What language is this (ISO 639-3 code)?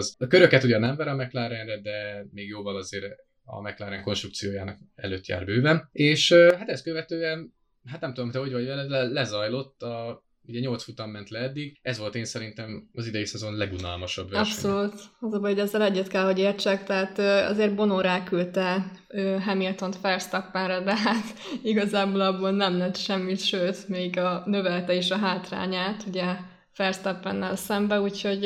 hun